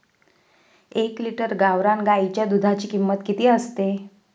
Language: Marathi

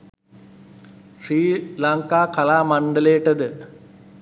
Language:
Sinhala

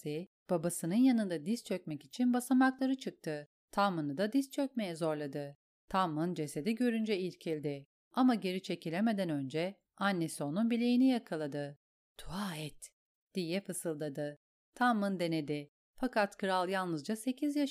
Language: Turkish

